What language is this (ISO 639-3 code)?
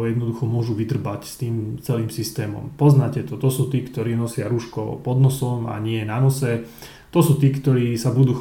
slk